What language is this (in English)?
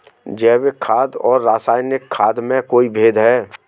Hindi